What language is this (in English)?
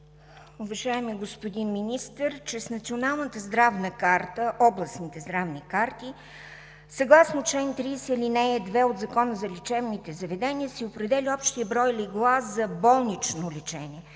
Bulgarian